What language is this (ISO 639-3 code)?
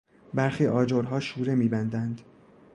fas